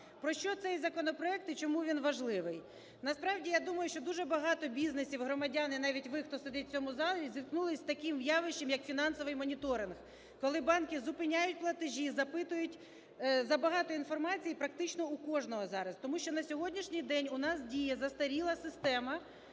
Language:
Ukrainian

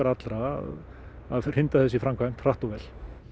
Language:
Icelandic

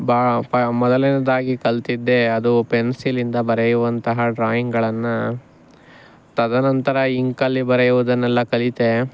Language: Kannada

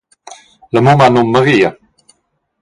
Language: Romansh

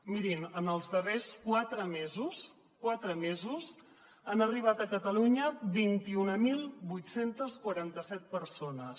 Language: Catalan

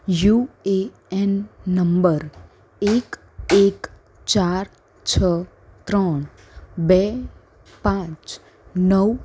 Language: Gujarati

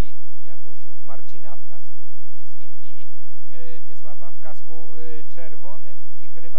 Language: Polish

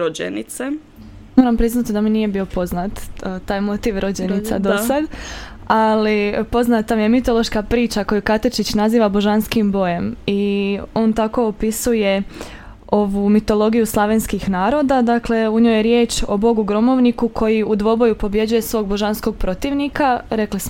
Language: Croatian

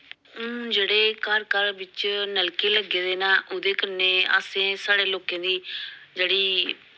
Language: Dogri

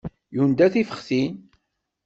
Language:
Kabyle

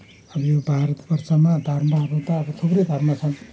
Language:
Nepali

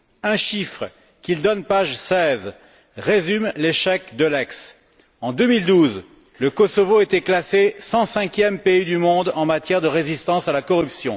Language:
French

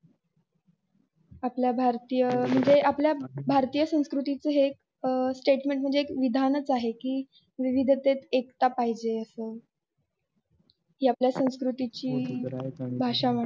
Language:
Marathi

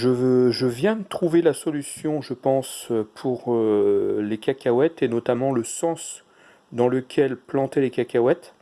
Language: French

